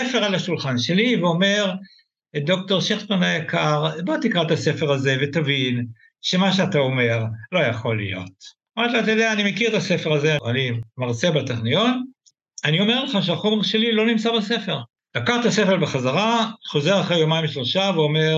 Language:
Hebrew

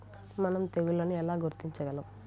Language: Telugu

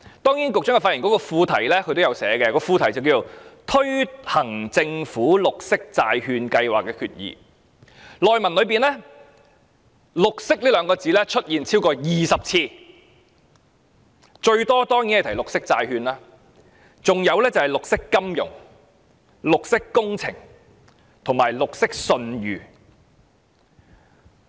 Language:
Cantonese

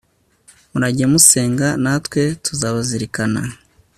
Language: Kinyarwanda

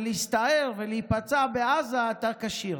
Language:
Hebrew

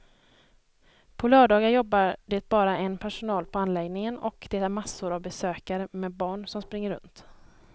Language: Swedish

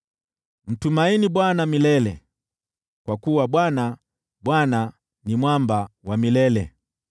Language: Swahili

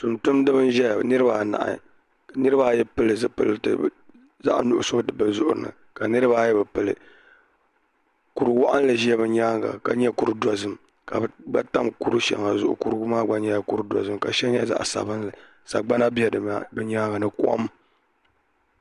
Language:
Dagbani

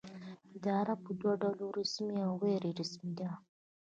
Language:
Pashto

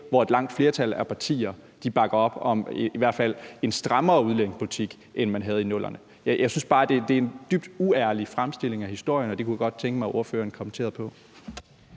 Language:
Danish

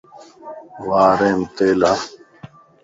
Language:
Lasi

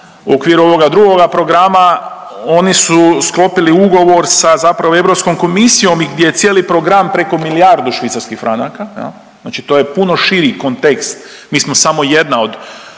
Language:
Croatian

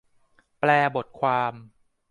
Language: Thai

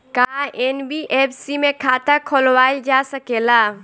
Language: Bhojpuri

